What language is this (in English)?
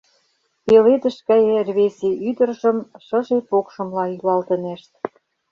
Mari